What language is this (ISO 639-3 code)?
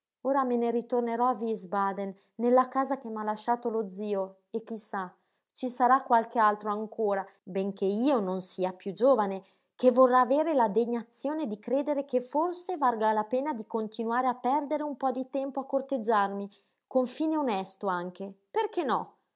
ita